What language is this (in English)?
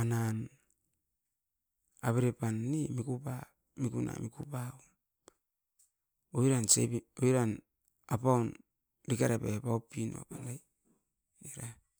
Askopan